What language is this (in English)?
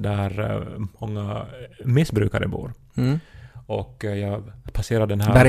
Swedish